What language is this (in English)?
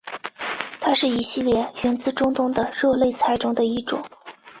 Chinese